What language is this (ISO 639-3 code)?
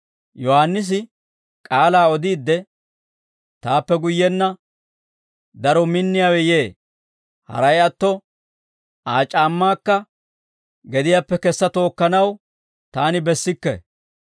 dwr